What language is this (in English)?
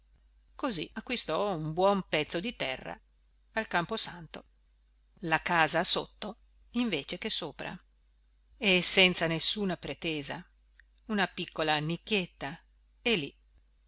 Italian